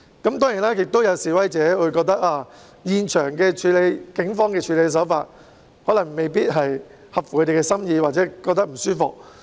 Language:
Cantonese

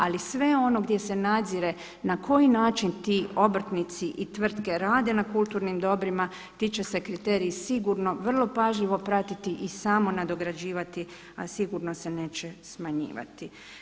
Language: Croatian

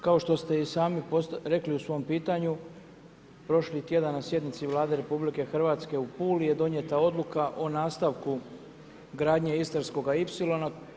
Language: Croatian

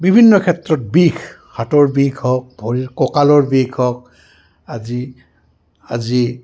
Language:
Assamese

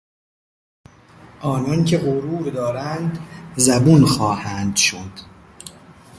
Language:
Persian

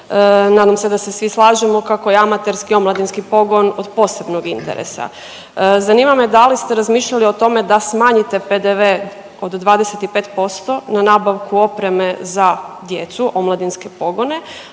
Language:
Croatian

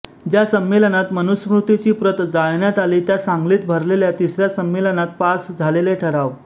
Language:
Marathi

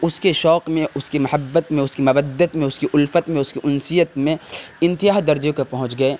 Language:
Urdu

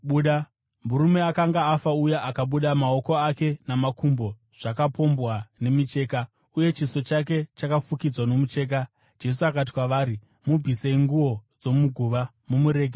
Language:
Shona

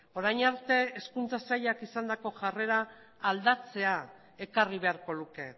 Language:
Basque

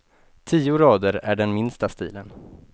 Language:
Swedish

